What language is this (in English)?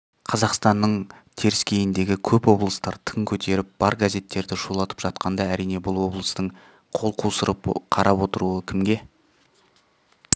Kazakh